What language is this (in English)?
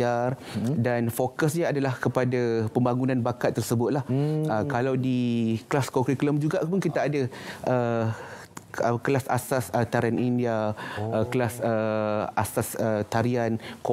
Malay